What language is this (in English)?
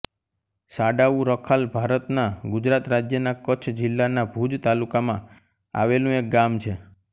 Gujarati